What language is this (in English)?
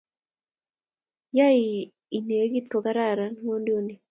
Kalenjin